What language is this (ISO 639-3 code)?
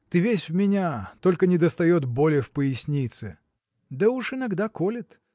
rus